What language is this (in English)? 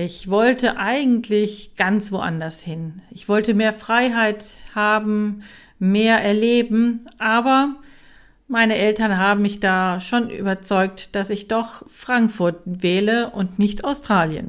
German